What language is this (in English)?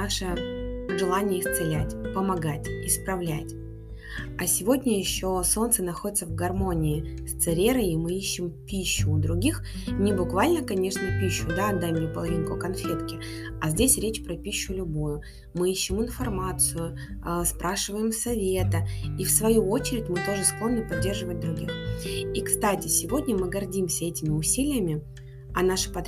Russian